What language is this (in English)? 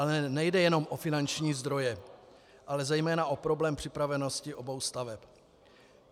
Czech